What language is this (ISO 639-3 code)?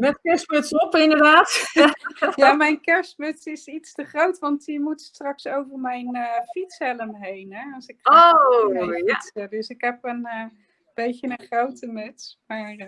nld